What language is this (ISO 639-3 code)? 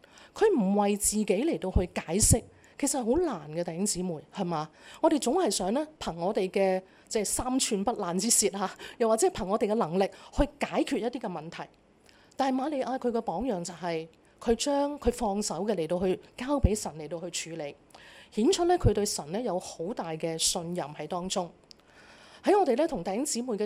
zho